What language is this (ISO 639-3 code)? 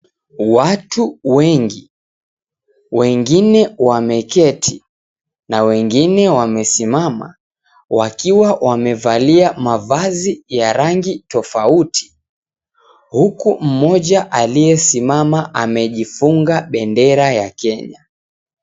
swa